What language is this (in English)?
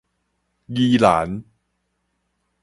Min Nan Chinese